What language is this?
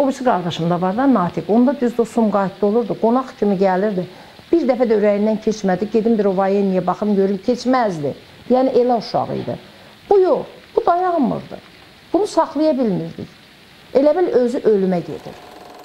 Turkish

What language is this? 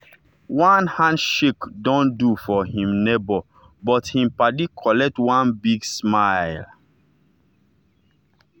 Nigerian Pidgin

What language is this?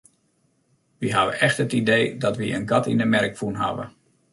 Western Frisian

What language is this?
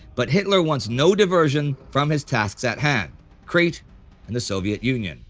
English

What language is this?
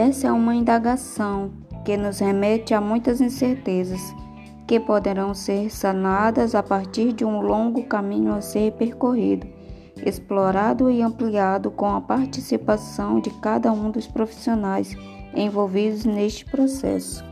Portuguese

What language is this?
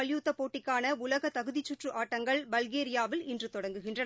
Tamil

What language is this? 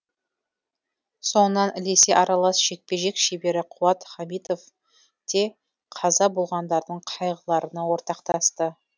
Kazakh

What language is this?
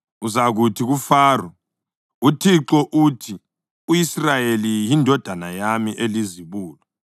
North Ndebele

